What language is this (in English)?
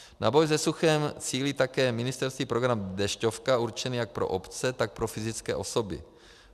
Czech